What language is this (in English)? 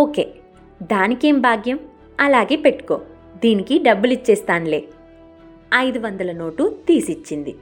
Telugu